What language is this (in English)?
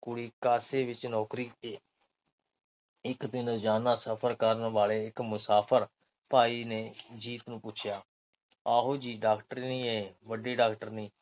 Punjabi